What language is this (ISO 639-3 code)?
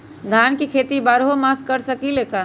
mag